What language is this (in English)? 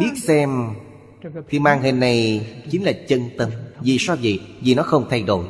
Vietnamese